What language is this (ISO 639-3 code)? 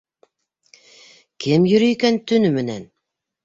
bak